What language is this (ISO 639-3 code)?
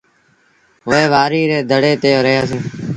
sbn